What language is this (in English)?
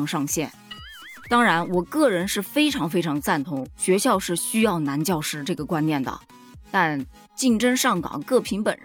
Chinese